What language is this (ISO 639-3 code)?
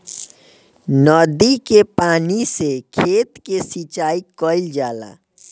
bho